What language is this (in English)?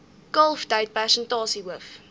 Afrikaans